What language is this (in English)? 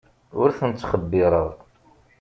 Kabyle